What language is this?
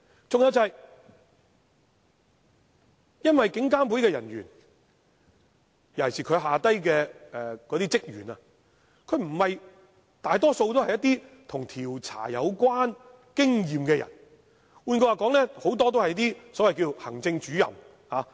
Cantonese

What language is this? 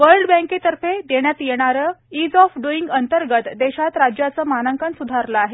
Marathi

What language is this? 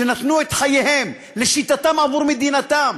Hebrew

